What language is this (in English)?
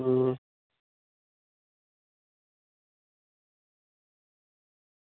Dogri